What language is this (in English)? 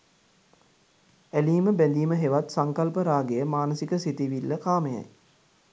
Sinhala